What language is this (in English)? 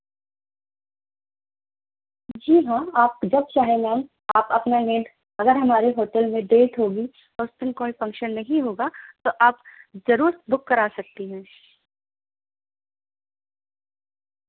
Urdu